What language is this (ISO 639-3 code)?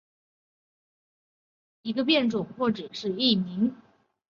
zho